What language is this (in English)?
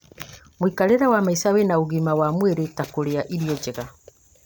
Kikuyu